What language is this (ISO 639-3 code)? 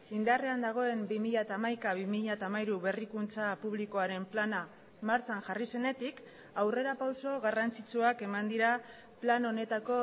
eus